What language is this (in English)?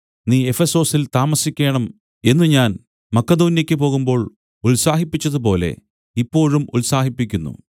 Malayalam